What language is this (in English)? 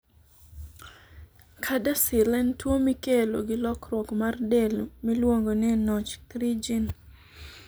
Luo (Kenya and Tanzania)